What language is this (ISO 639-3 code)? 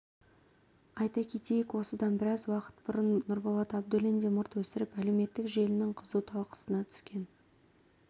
kaz